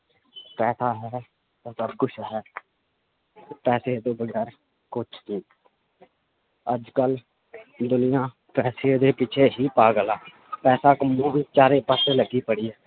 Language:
Punjabi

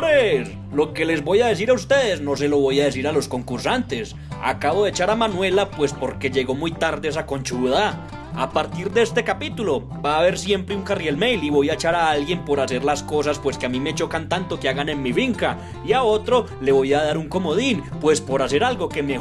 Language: Spanish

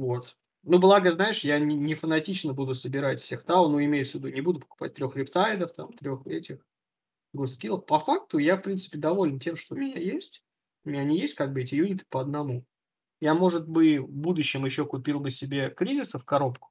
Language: Russian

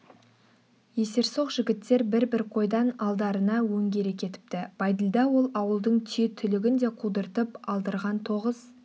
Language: Kazakh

